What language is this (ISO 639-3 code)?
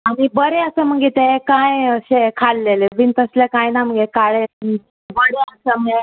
kok